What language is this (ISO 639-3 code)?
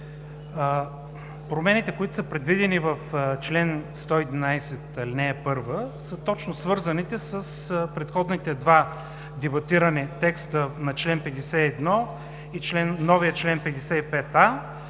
bul